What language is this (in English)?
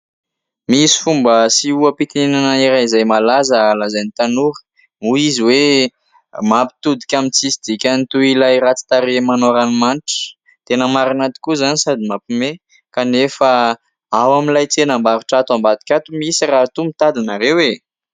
Malagasy